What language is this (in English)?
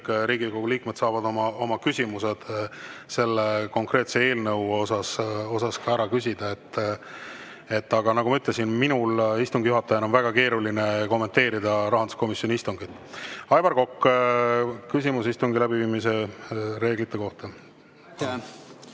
Estonian